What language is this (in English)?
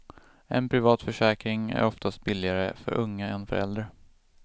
Swedish